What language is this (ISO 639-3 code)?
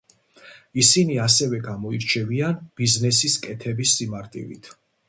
kat